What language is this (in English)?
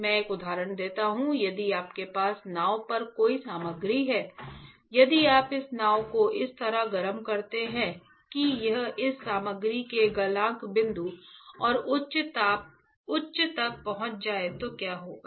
Hindi